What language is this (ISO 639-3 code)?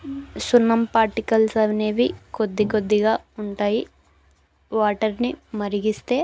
tel